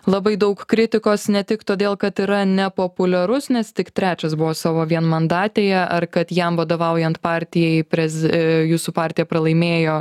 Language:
Lithuanian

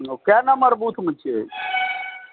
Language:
Maithili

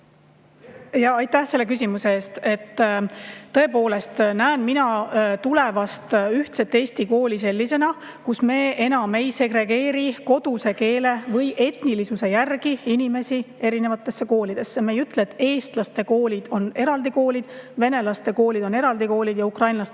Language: Estonian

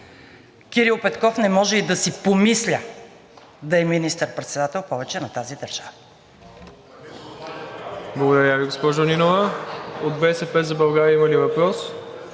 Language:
Bulgarian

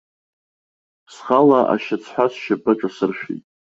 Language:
Abkhazian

